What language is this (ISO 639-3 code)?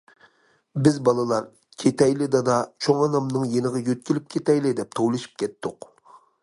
uig